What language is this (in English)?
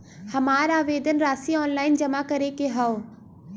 Bhojpuri